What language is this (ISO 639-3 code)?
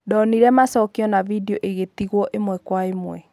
kik